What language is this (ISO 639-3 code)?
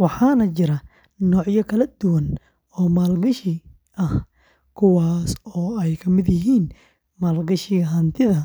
som